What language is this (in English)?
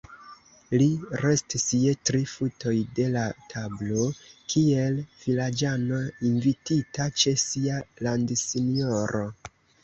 Esperanto